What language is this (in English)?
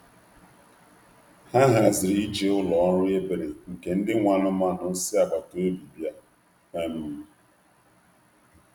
Igbo